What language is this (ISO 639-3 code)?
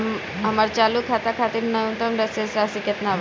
bho